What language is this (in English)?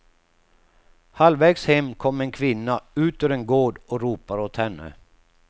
Swedish